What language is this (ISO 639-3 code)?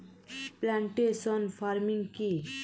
ben